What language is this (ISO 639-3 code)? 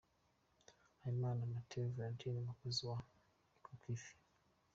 kin